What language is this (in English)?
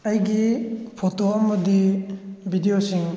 Manipuri